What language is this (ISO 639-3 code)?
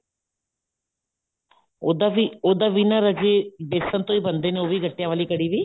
pan